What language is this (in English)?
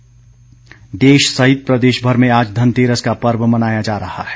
Hindi